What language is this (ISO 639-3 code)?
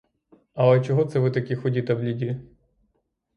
ukr